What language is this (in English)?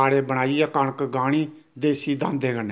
Dogri